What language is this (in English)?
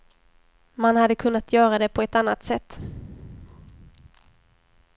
Swedish